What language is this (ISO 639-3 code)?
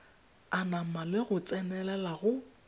tsn